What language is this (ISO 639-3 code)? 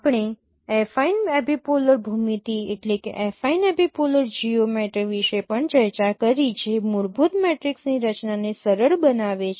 guj